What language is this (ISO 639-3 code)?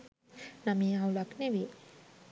sin